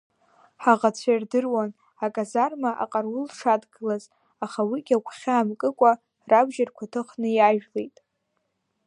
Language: Abkhazian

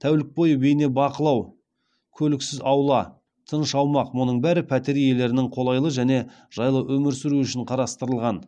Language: Kazakh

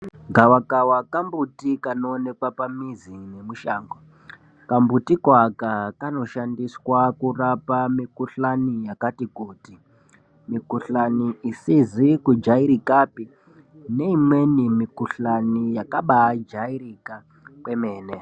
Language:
Ndau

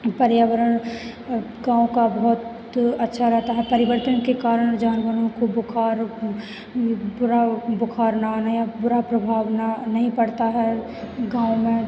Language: Hindi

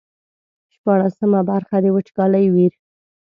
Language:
Pashto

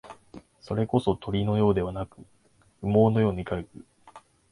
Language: Japanese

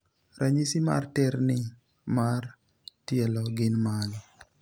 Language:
Luo (Kenya and Tanzania)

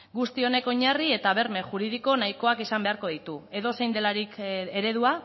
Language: Basque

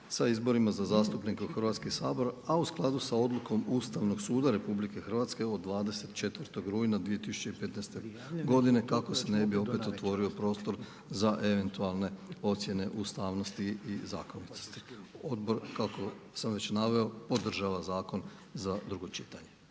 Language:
Croatian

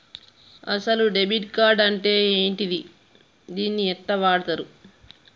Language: Telugu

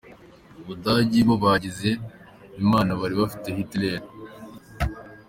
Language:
Kinyarwanda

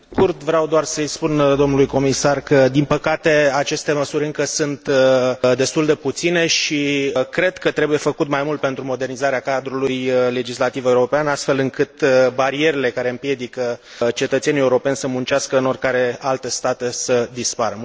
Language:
Romanian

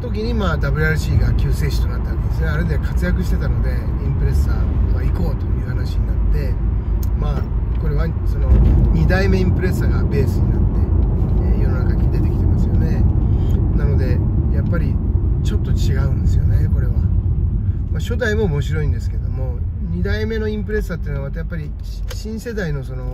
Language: Japanese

